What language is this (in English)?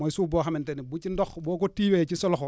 Wolof